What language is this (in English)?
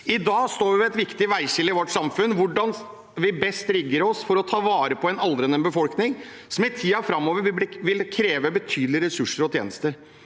Norwegian